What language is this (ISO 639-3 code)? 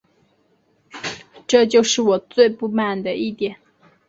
zho